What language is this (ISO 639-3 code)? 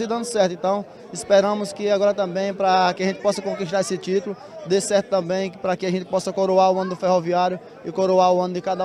por